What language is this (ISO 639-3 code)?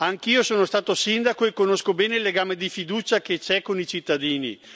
ita